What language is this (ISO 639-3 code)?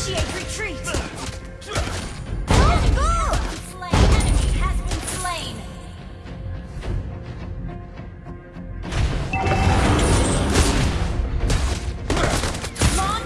ind